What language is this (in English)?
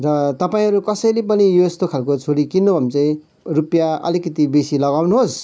Nepali